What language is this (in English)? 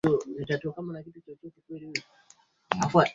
Swahili